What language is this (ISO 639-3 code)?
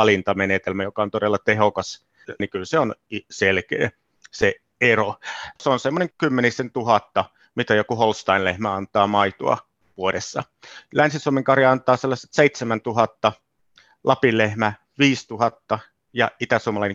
fin